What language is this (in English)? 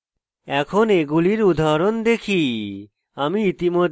Bangla